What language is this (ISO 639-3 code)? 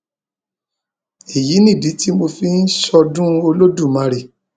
yor